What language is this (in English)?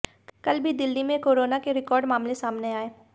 Hindi